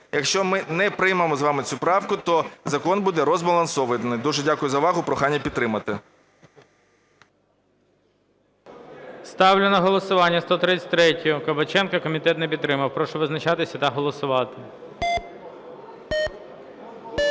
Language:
Ukrainian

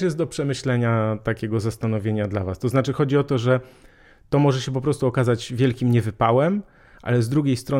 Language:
Polish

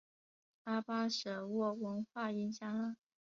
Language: Chinese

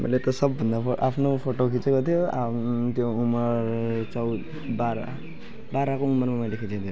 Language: Nepali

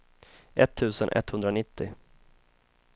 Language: Swedish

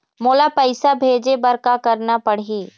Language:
Chhattisgarhi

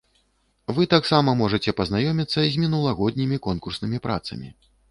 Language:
Belarusian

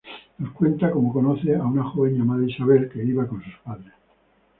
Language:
Spanish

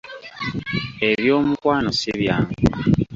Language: Ganda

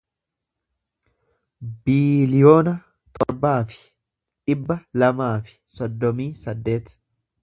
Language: Oromo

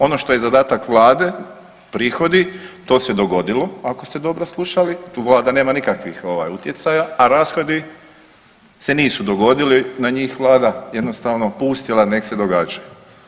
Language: Croatian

